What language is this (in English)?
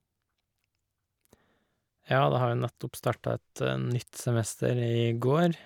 Norwegian